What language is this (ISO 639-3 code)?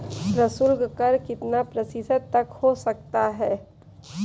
hin